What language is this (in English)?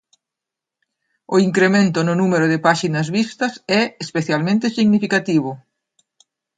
Galician